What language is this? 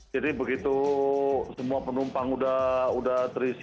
Indonesian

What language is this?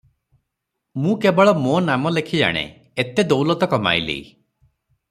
Odia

